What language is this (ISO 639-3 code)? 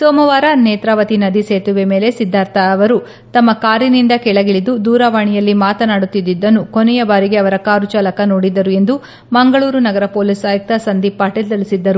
kan